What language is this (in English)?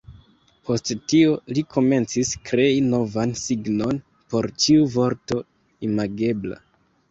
Esperanto